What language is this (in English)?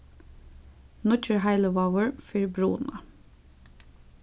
Faroese